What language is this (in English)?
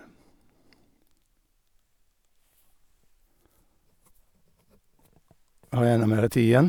Norwegian